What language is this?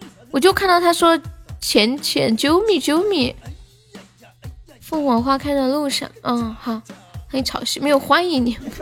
Chinese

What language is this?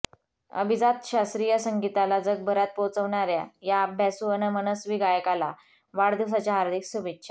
Marathi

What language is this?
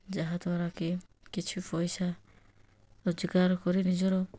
Odia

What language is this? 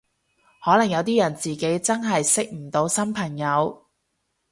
Cantonese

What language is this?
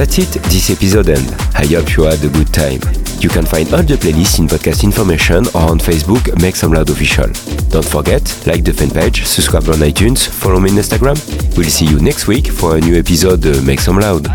French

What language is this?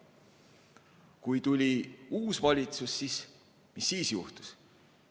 Estonian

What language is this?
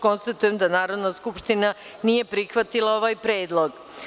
Serbian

